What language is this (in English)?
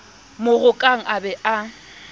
Southern Sotho